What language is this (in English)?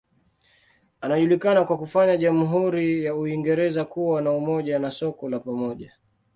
Swahili